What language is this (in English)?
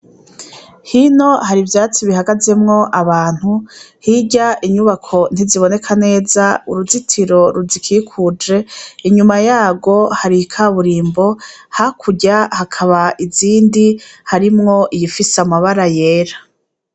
Rundi